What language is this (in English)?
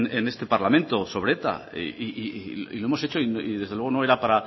Spanish